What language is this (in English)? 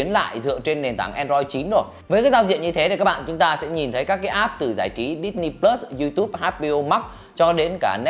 Vietnamese